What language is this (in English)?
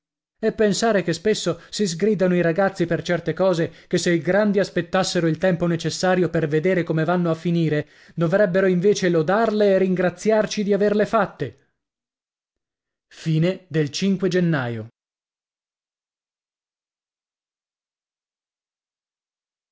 Italian